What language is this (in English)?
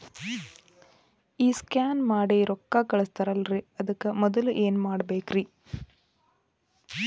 Kannada